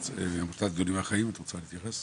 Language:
Hebrew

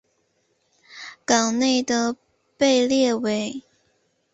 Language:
Chinese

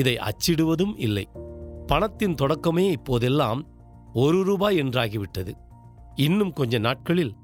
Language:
Tamil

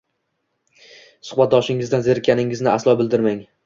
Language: Uzbek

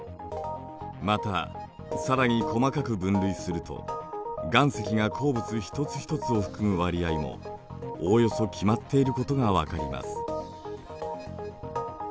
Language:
Japanese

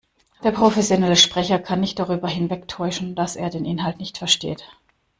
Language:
German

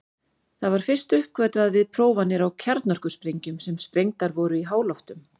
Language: Icelandic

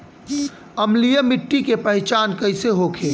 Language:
Bhojpuri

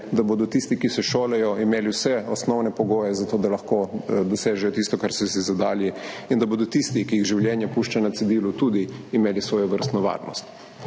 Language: Slovenian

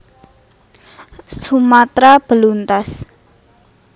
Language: Javanese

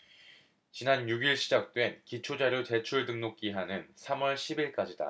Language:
Korean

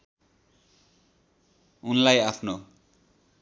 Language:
Nepali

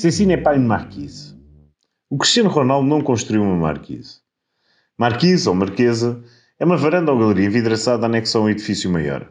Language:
Portuguese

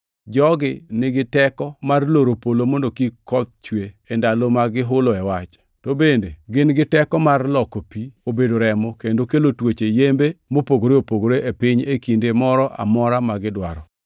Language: Luo (Kenya and Tanzania)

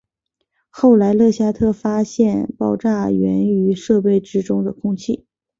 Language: Chinese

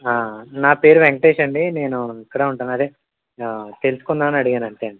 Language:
Telugu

